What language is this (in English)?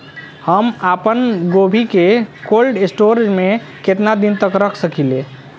Bhojpuri